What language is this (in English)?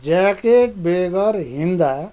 Nepali